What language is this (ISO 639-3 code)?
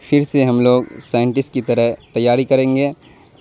urd